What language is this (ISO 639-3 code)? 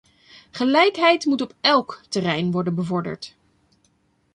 nld